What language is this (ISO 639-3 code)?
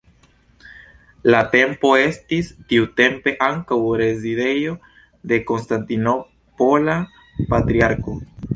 epo